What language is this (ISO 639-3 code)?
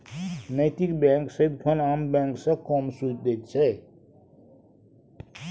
mai